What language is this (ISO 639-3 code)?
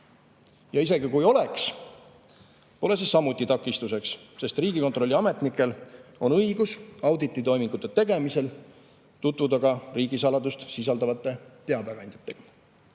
est